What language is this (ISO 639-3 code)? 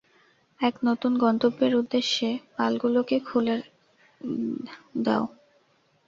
ben